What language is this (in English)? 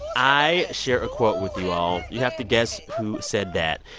English